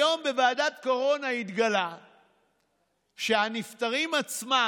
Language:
Hebrew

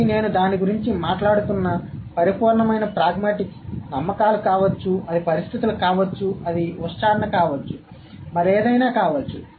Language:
Telugu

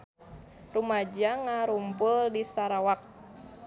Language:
Sundanese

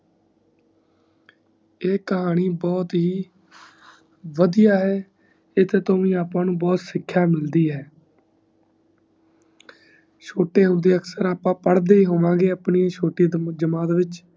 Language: Punjabi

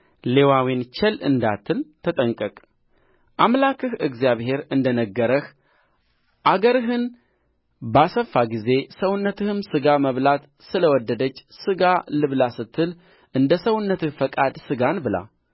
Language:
Amharic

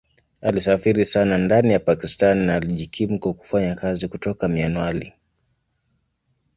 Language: Swahili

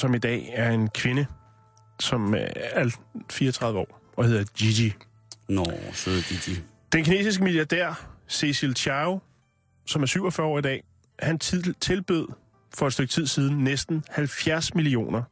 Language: Danish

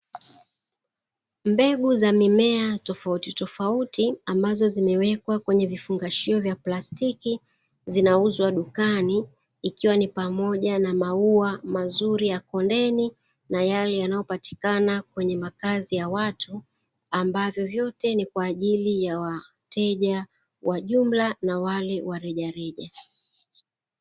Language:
Swahili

